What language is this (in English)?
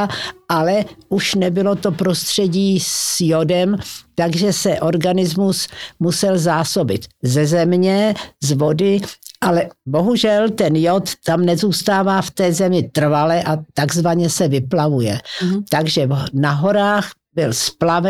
Czech